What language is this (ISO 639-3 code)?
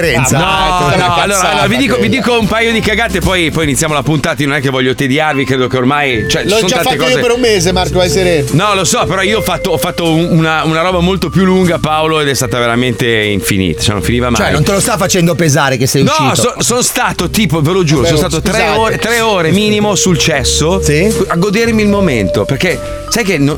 ita